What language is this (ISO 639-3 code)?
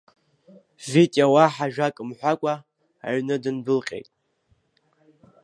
abk